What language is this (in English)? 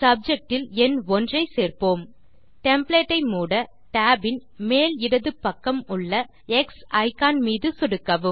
Tamil